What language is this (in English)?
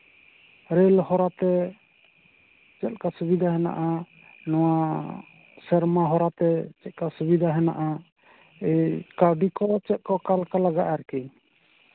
Santali